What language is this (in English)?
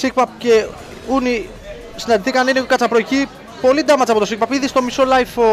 Greek